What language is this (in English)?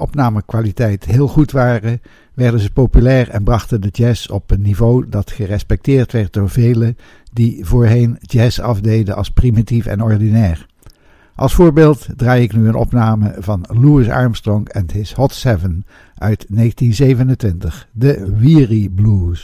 Dutch